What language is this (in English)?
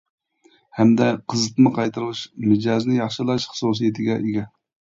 Uyghur